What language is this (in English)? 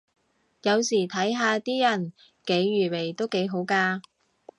Cantonese